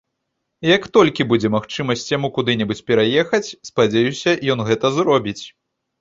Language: Belarusian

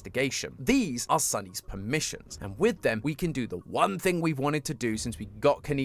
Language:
English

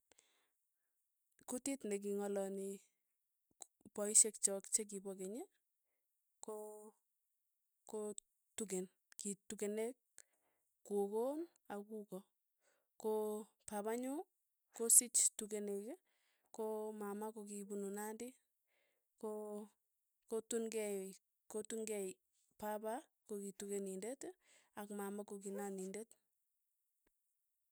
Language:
Tugen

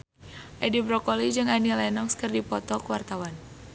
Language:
Sundanese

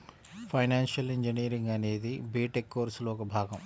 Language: Telugu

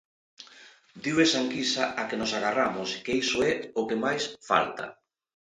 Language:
Galician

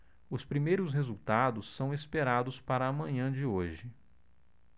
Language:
Portuguese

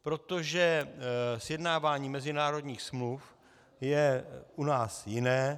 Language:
Czech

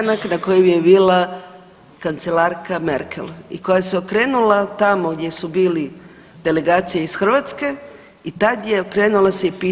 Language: Croatian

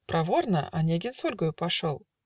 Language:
Russian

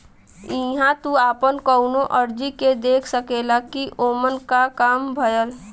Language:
Bhojpuri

